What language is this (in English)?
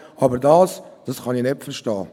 Swiss German